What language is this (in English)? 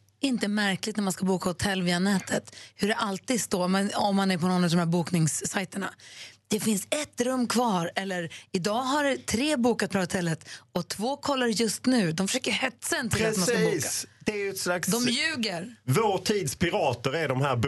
Swedish